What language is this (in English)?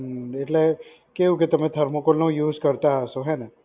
Gujarati